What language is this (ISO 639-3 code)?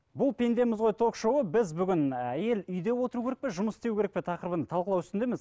kaz